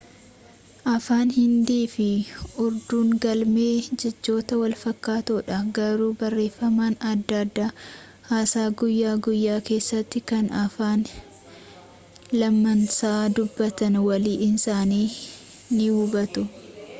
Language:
Oromo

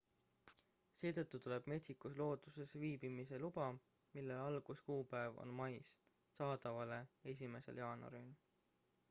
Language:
Estonian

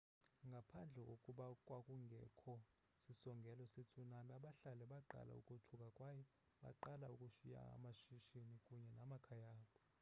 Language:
Xhosa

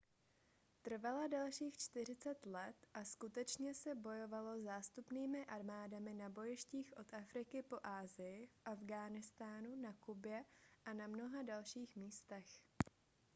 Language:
Czech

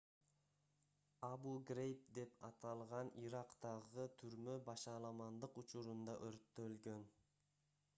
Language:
Kyrgyz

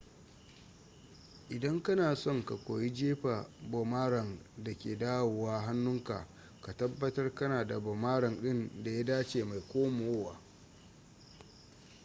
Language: Hausa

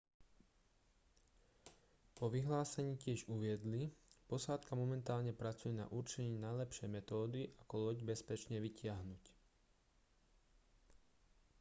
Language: Slovak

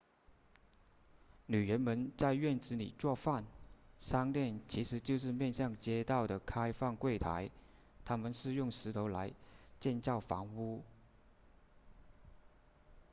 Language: Chinese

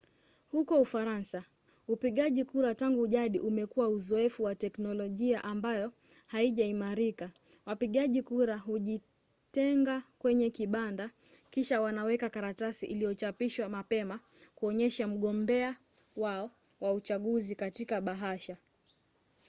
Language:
Swahili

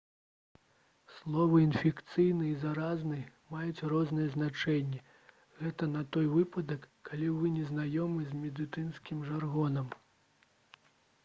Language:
Belarusian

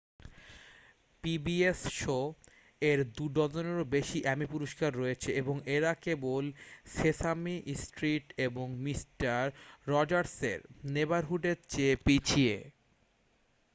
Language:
Bangla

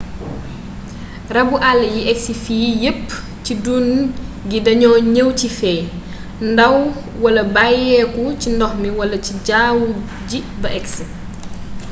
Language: Wolof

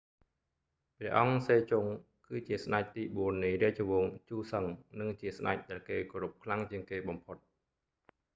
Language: Khmer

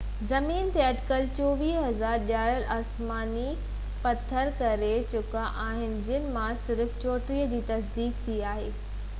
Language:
Sindhi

